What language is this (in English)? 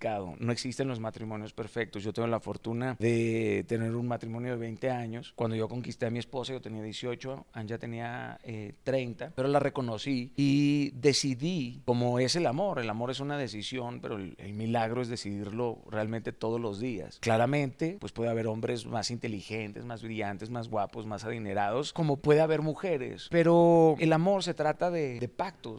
Spanish